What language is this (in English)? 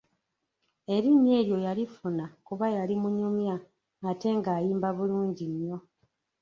Ganda